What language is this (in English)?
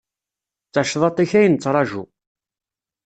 Kabyle